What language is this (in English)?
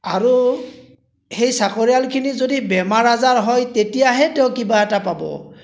Assamese